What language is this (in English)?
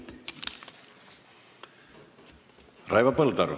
Estonian